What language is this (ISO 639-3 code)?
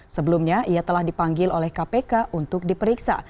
ind